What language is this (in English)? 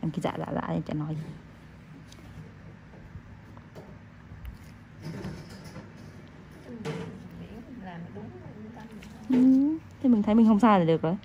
Vietnamese